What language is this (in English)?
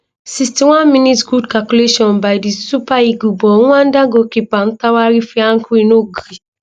Nigerian Pidgin